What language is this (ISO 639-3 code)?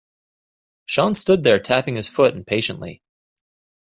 eng